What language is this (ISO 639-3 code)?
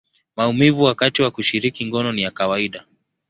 swa